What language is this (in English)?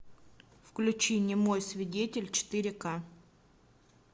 Russian